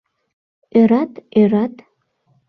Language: Mari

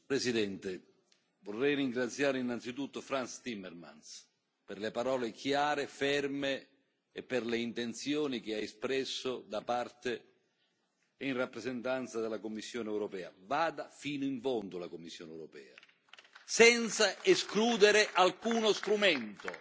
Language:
Italian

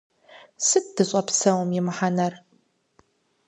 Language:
Kabardian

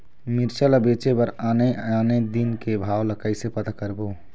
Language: Chhattisgarhi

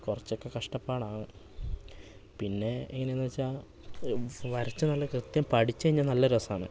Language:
Malayalam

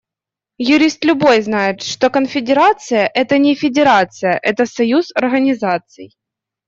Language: Russian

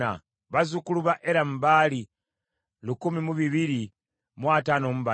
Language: Ganda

